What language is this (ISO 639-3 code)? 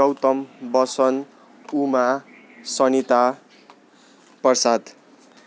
nep